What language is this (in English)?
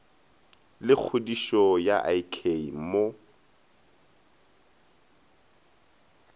Northern Sotho